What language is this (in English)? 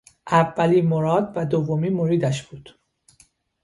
Persian